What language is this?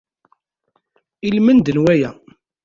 Kabyle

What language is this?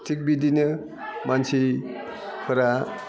Bodo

